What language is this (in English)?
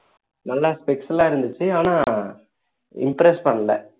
Tamil